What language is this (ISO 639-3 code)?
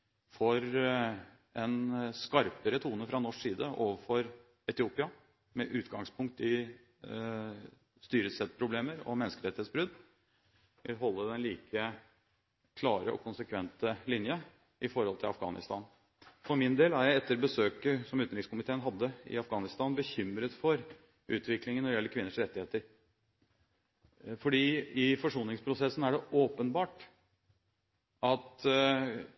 nob